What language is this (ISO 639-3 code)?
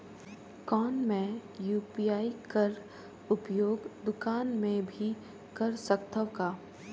hne